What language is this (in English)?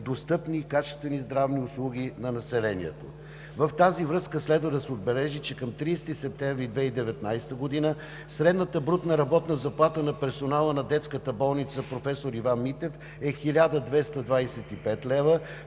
Bulgarian